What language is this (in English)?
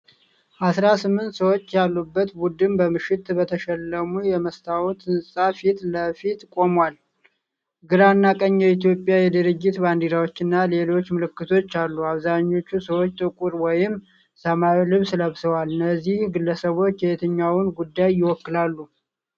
Amharic